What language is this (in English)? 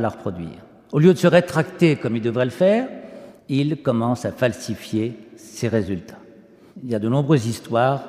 French